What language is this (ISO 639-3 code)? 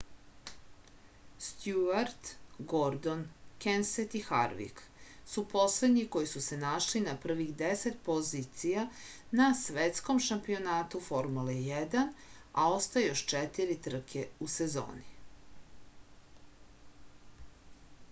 srp